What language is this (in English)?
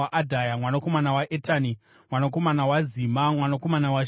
Shona